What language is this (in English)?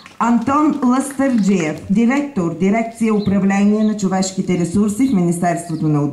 Bulgarian